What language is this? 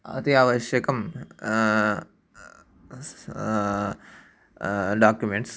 Sanskrit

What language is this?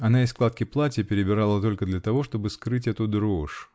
Russian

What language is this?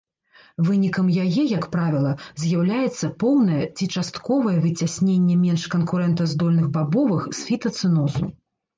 Belarusian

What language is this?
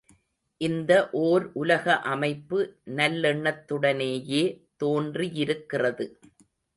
Tamil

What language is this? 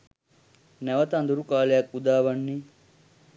Sinhala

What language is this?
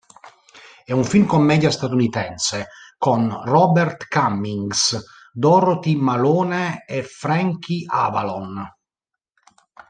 Italian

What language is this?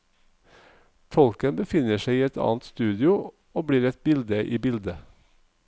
Norwegian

